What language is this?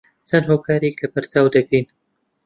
Central Kurdish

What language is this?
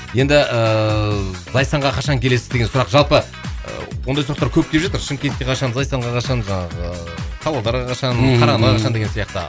Kazakh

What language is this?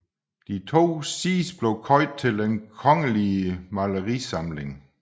Danish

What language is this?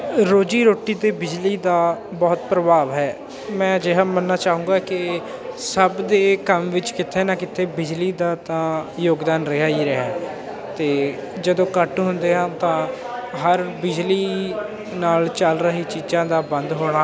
Punjabi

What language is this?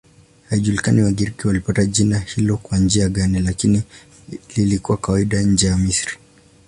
Swahili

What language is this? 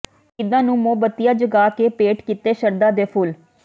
Punjabi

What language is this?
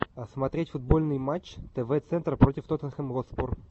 Russian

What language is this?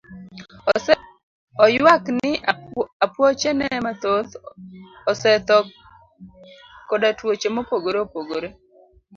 Luo (Kenya and Tanzania)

